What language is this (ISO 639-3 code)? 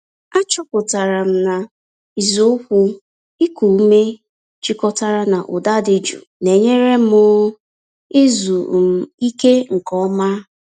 ibo